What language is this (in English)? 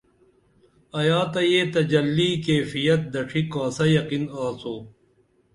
Dameli